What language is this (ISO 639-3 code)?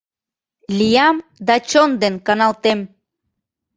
chm